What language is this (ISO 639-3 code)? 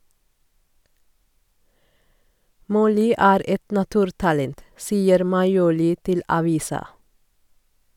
nor